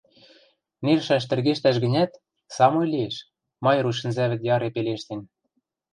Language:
Western Mari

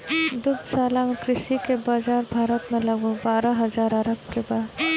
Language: Bhojpuri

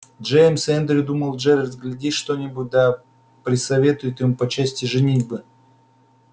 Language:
Russian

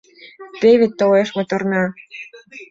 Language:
Mari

